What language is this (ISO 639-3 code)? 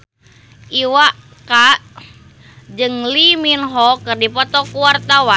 sun